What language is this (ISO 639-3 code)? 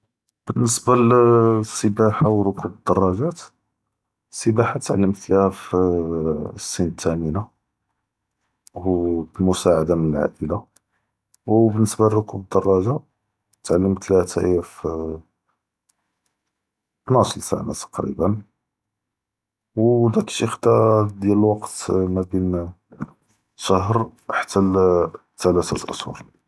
jrb